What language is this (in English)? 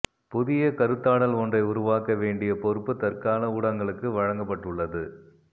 Tamil